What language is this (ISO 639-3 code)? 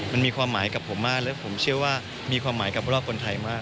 tha